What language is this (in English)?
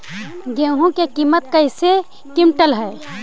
Magahi